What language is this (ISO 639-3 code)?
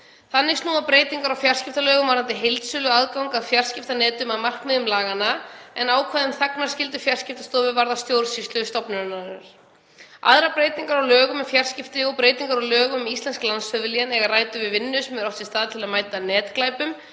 isl